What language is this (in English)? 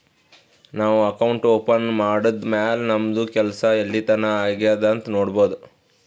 Kannada